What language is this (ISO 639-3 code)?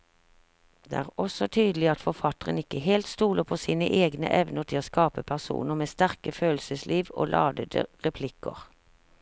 nor